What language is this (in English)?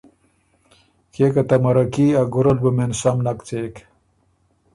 Ormuri